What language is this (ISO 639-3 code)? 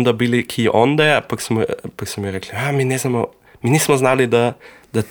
hrv